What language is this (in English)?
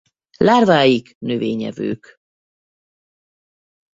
Hungarian